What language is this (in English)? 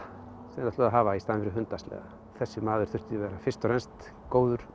Icelandic